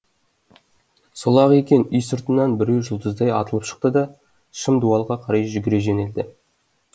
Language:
Kazakh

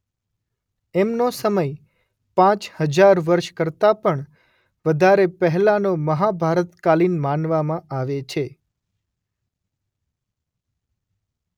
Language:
Gujarati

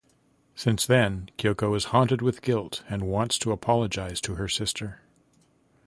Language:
English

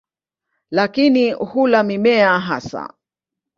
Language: Swahili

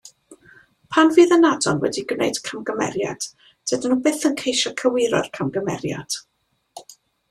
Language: Welsh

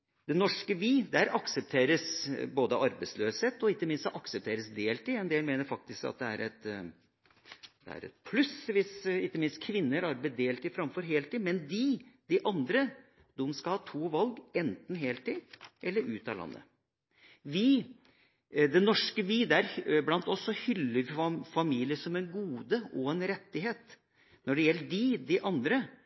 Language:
Norwegian Bokmål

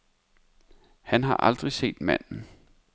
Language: Danish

